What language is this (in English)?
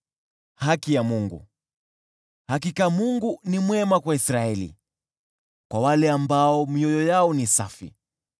Swahili